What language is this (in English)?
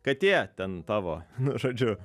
Lithuanian